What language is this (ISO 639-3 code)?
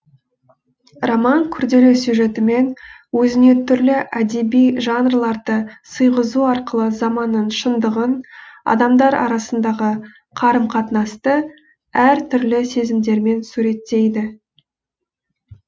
kaz